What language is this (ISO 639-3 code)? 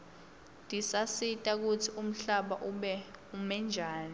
ssw